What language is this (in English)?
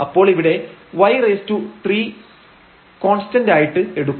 Malayalam